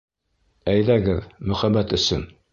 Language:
Bashkir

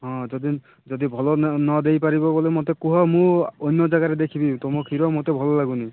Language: Odia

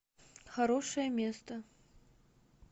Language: Russian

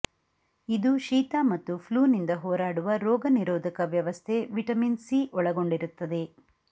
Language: Kannada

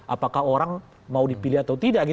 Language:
Indonesian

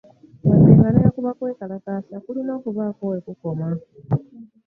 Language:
Ganda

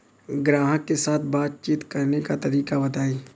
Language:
Bhojpuri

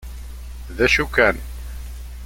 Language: Kabyle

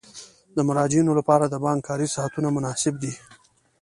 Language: Pashto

